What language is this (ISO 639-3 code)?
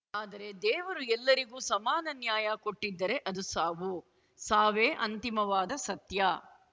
kan